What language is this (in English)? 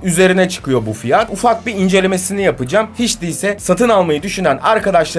Turkish